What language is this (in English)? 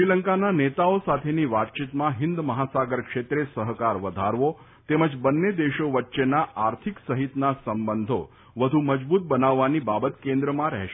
Gujarati